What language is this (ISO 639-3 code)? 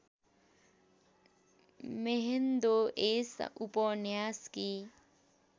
nep